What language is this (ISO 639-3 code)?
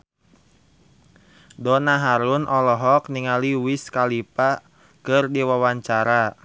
sun